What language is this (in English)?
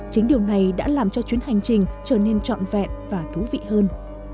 Vietnamese